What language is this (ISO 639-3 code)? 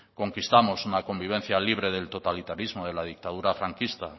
spa